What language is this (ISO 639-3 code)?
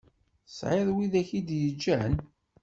kab